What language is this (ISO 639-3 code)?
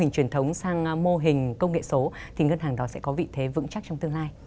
vie